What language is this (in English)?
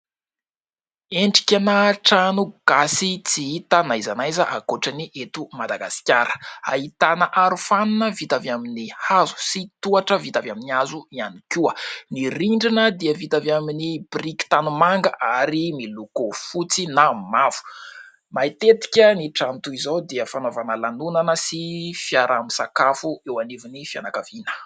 Malagasy